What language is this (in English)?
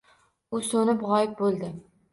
Uzbek